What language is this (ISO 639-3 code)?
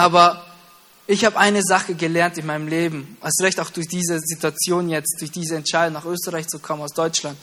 deu